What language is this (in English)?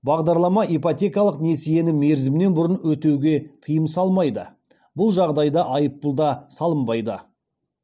Kazakh